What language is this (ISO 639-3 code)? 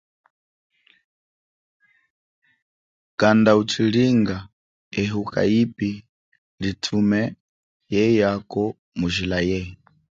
cjk